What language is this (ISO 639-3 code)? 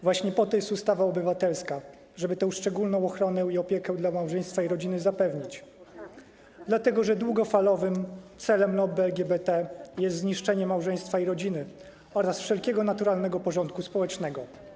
pol